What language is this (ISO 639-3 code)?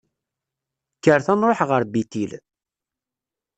kab